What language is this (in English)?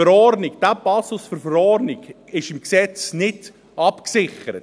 Swiss German